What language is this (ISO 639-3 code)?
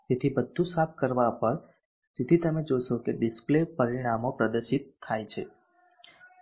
guj